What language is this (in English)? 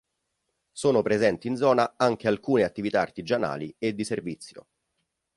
Italian